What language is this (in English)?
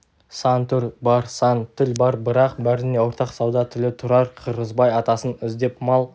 Kazakh